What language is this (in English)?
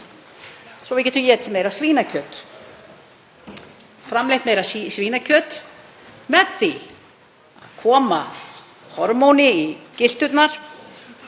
Icelandic